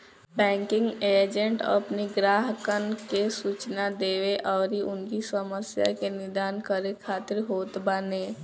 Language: Bhojpuri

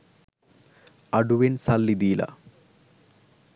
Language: Sinhala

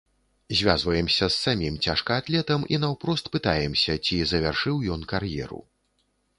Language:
Belarusian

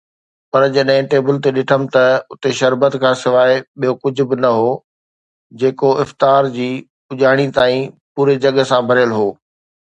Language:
Sindhi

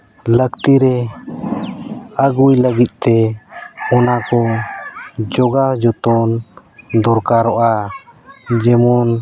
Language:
Santali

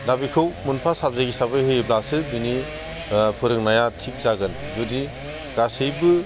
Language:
Bodo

